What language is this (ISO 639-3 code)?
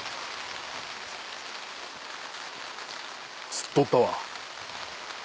jpn